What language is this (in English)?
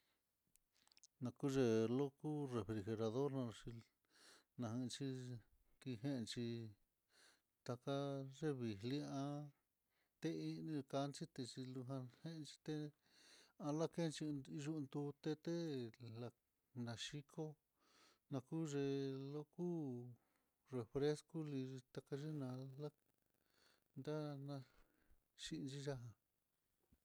Mitlatongo Mixtec